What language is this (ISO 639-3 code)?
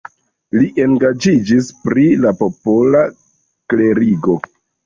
epo